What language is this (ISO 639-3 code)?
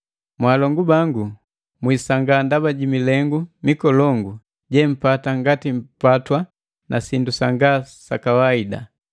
mgv